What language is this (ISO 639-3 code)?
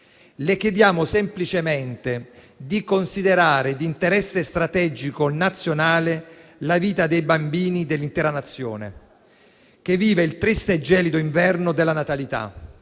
ita